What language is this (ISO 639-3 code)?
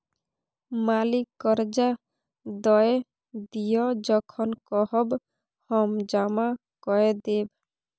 mai